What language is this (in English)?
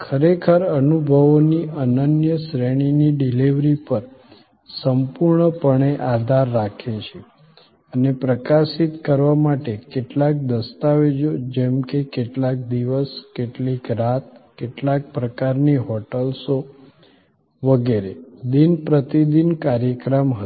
Gujarati